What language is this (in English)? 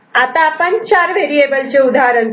Marathi